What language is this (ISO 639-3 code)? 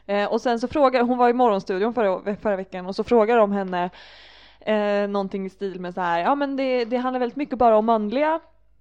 swe